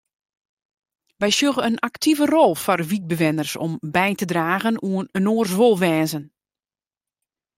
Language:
Western Frisian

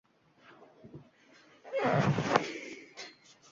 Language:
Uzbek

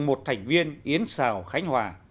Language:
Vietnamese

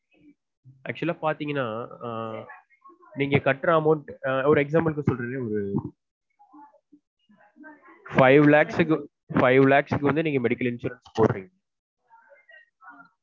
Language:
Tamil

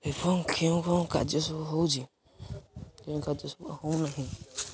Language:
Odia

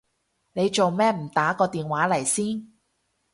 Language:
Cantonese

